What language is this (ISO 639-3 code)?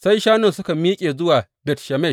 hau